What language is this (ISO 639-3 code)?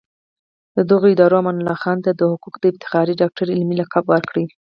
pus